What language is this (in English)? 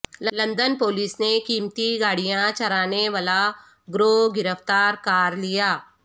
Urdu